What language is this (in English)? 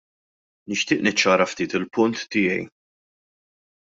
Maltese